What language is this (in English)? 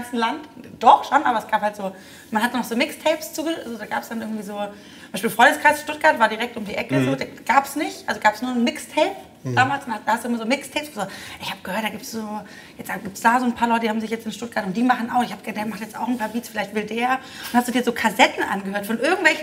German